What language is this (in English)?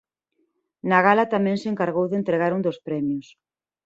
Galician